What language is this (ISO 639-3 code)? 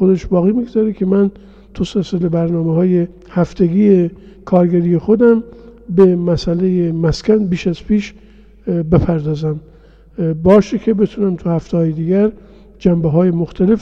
fas